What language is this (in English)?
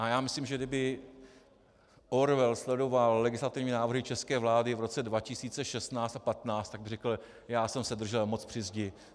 Czech